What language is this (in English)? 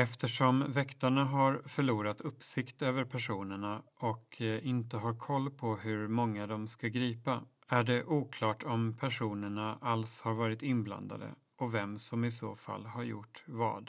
Swedish